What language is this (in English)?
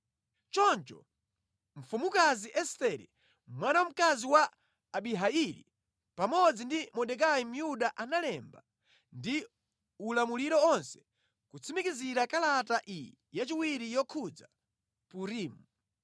Nyanja